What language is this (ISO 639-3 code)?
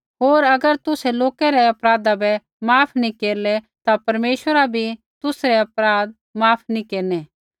kfx